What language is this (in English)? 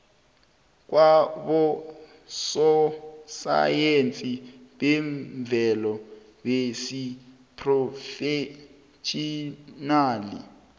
South Ndebele